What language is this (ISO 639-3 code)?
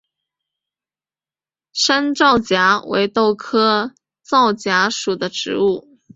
zho